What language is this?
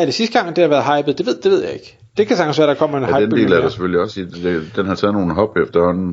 Danish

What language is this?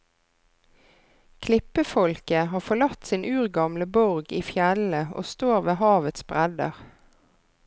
Norwegian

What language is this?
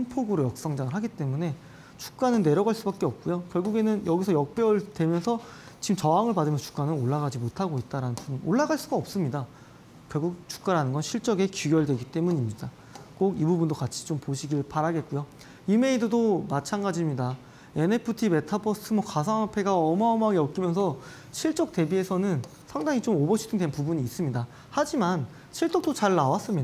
Korean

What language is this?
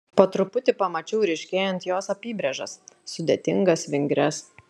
Lithuanian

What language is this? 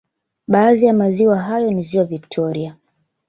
Swahili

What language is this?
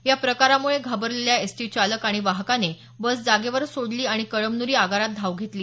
Marathi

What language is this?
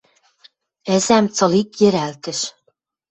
Western Mari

